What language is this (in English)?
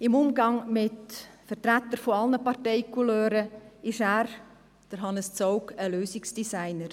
Swiss German